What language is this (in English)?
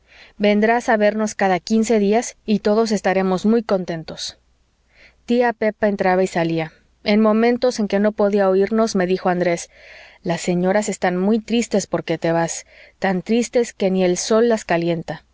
Spanish